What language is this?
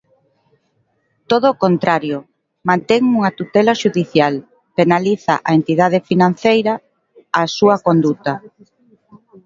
Galician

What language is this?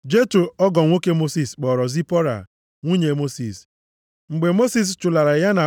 Igbo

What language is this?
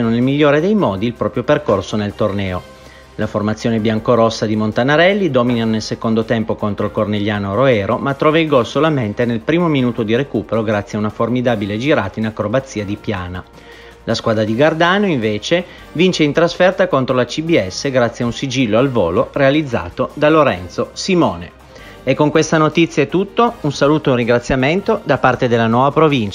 Italian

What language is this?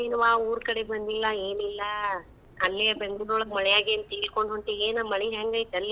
Kannada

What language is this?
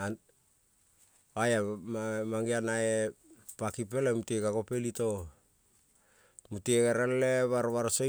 Kol (Papua New Guinea)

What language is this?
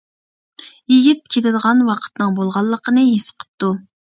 Uyghur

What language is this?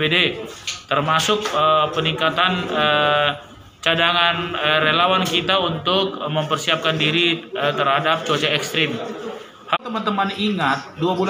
Indonesian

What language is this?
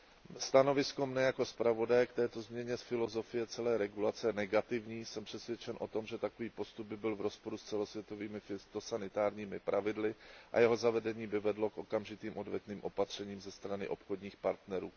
Czech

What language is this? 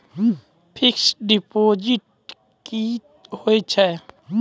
Maithili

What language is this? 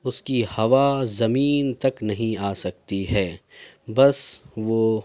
Urdu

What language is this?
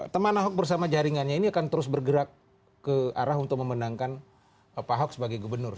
Indonesian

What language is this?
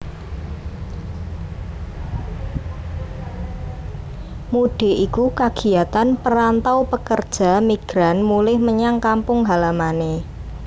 Javanese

